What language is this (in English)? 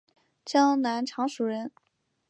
Chinese